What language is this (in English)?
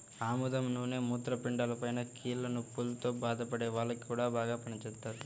Telugu